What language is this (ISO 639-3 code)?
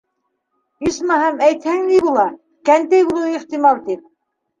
bak